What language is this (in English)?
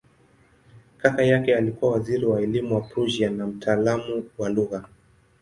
Swahili